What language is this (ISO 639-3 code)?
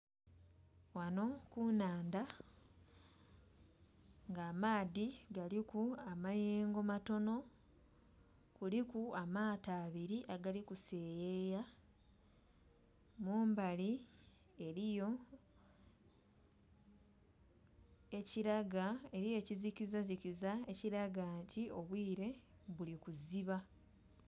xog